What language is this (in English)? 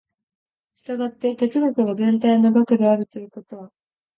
Japanese